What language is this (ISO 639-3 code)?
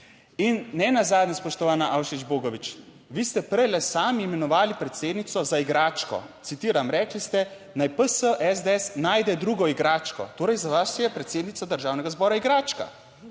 slv